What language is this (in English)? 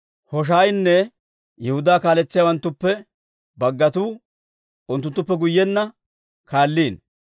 Dawro